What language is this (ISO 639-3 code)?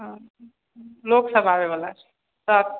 mai